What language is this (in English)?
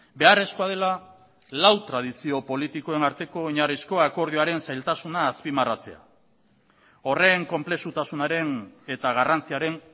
Basque